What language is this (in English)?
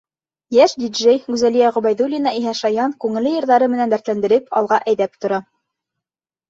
Bashkir